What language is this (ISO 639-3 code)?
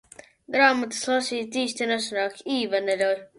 lav